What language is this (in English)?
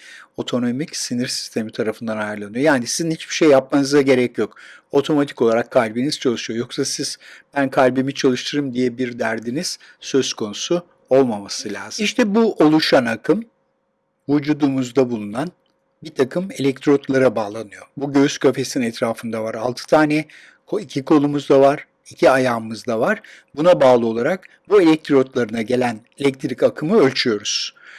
Turkish